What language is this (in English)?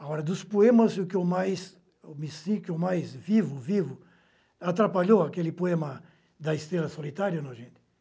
Portuguese